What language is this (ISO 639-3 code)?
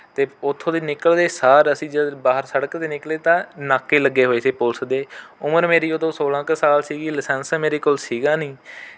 pan